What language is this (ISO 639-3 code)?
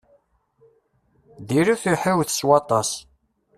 kab